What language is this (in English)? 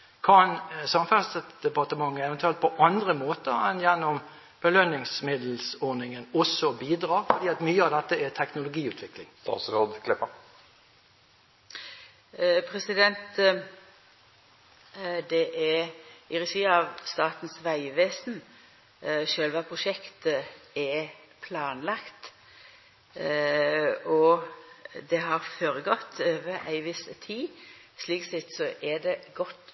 Norwegian